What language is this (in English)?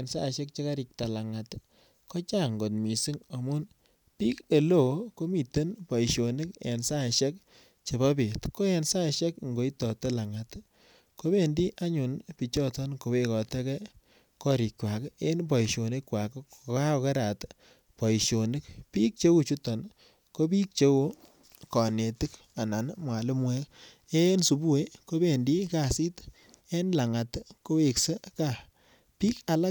Kalenjin